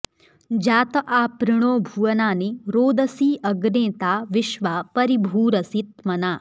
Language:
Sanskrit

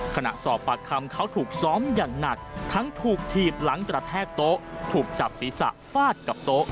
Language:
Thai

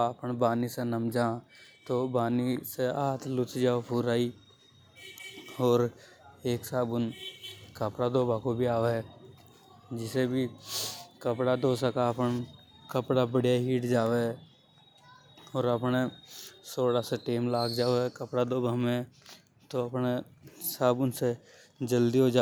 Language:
Hadothi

